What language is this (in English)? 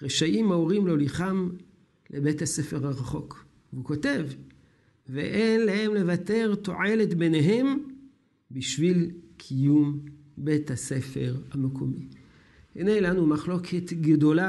Hebrew